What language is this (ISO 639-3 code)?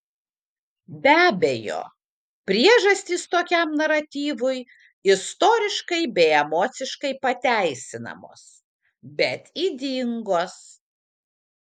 lit